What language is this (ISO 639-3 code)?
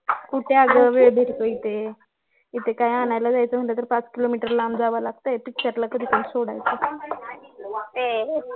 mar